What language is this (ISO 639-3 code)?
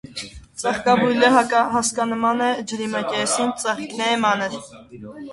hye